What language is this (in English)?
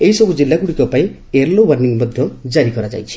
Odia